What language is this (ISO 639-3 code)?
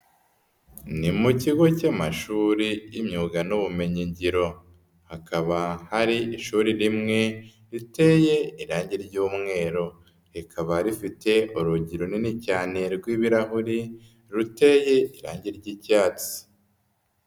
kin